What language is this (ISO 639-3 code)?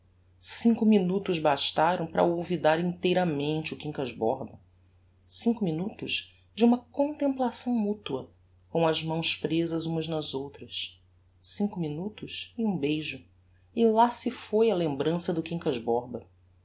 por